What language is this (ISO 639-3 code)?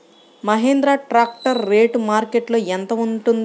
tel